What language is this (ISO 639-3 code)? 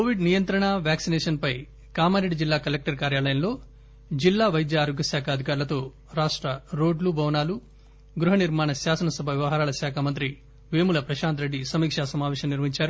tel